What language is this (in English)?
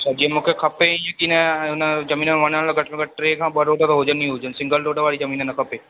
Sindhi